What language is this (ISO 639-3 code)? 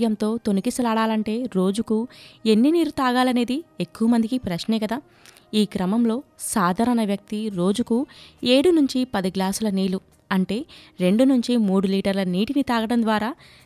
tel